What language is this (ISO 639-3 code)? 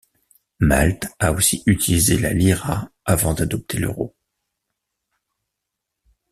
fra